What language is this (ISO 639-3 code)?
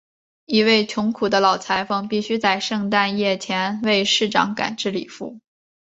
zho